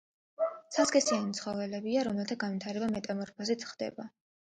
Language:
Georgian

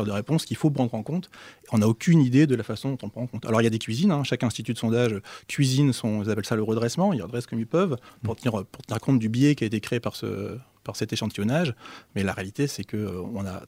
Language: French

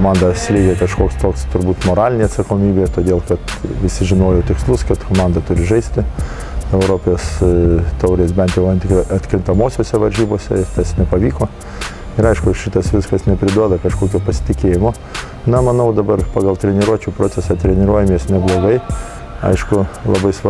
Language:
Lithuanian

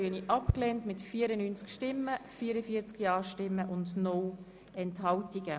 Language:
Swiss German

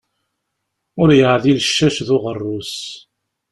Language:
Kabyle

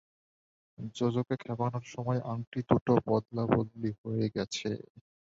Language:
Bangla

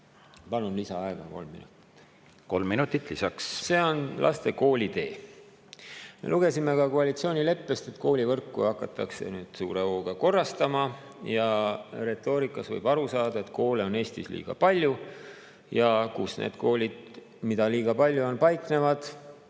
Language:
Estonian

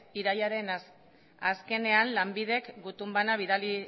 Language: Basque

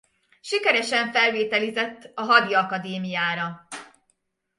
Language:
Hungarian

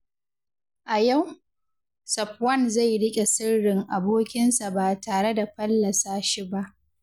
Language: Hausa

